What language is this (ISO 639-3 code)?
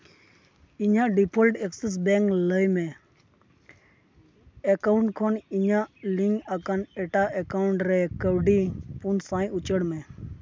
sat